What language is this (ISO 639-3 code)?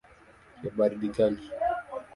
swa